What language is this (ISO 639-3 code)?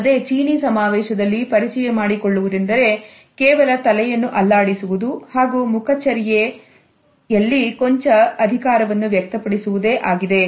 kan